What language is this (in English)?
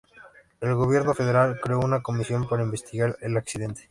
Spanish